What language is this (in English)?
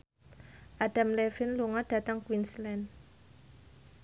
Javanese